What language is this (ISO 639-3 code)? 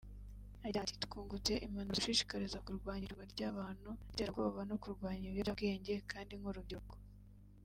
kin